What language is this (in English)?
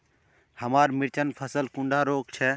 Magahi